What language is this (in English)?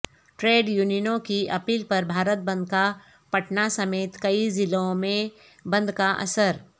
Urdu